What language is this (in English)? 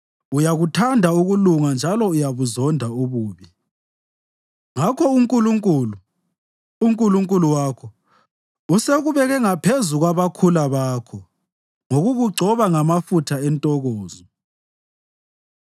North Ndebele